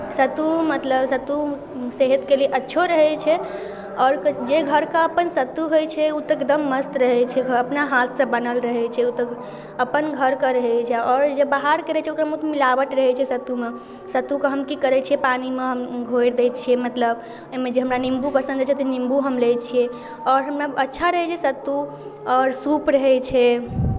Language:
Maithili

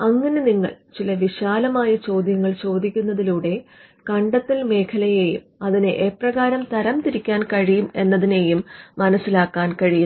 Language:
Malayalam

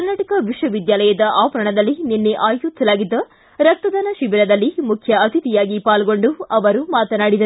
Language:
Kannada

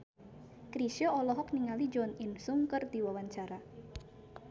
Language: Sundanese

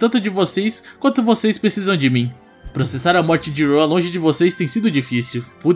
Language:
Portuguese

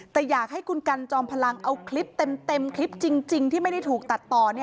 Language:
Thai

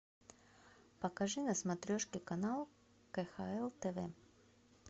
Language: Russian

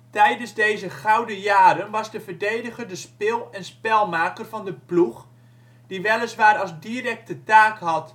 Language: Dutch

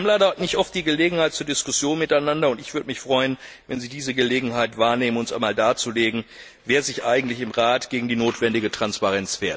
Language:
German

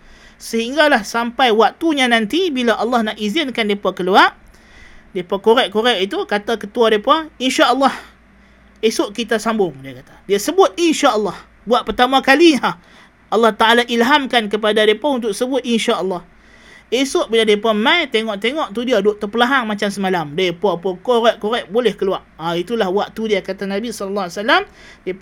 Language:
Malay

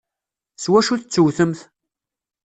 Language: Kabyle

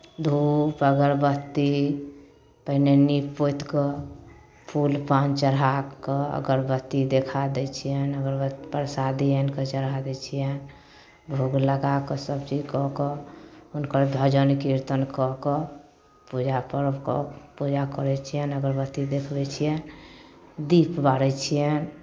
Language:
Maithili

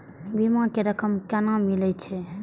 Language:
Maithili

